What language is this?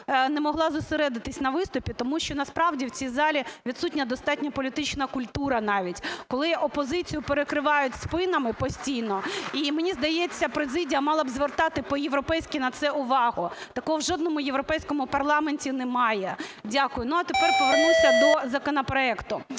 Ukrainian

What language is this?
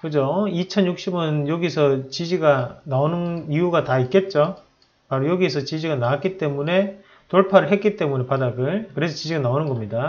Korean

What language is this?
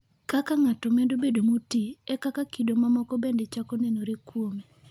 Luo (Kenya and Tanzania)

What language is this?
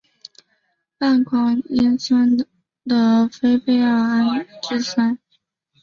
Chinese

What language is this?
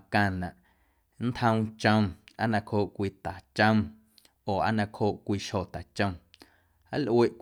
Guerrero Amuzgo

